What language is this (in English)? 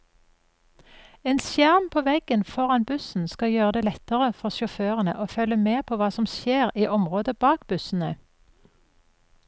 Norwegian